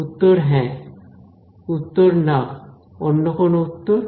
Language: Bangla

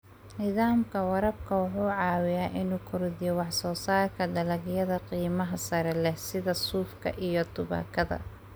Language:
Somali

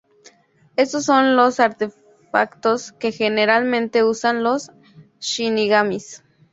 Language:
Spanish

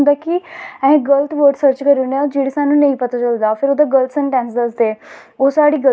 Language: Dogri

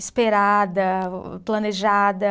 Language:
Portuguese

